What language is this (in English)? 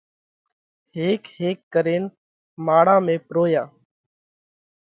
Parkari Koli